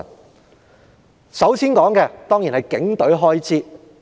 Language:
Cantonese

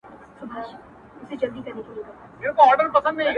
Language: Pashto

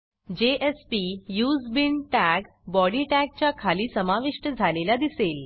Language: Marathi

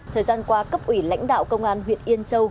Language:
Vietnamese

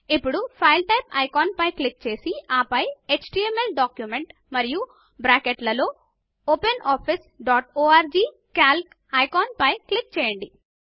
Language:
Telugu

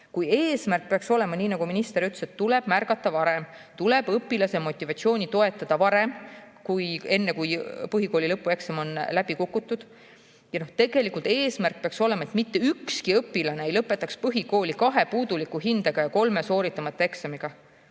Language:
Estonian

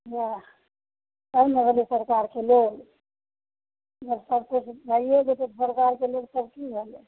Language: Maithili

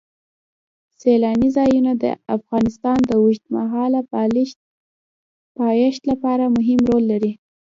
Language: Pashto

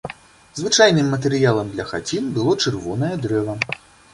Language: Belarusian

